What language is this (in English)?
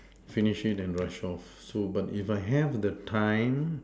English